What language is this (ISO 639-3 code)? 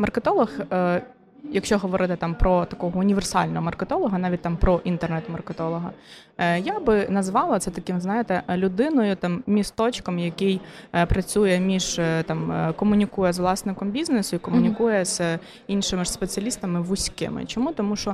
ukr